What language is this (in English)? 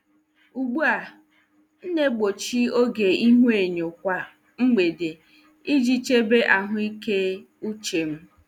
Igbo